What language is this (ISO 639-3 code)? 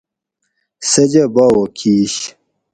gwc